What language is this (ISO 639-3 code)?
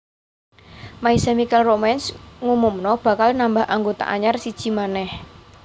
jav